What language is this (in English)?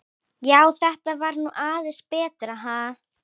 Icelandic